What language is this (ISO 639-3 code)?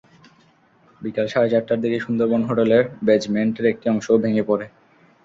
ben